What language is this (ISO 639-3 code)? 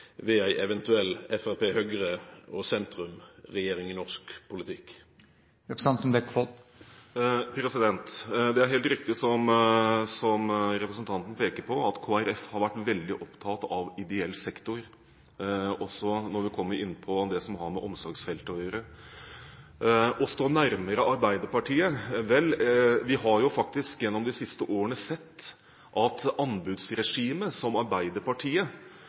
nor